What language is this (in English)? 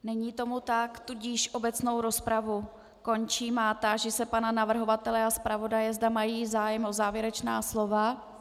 Czech